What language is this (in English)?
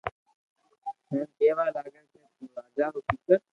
Loarki